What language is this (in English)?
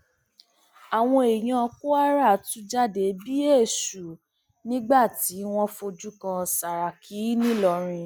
Yoruba